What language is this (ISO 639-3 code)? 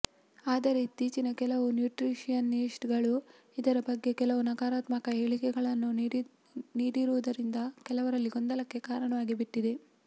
kan